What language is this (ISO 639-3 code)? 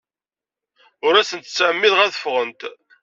kab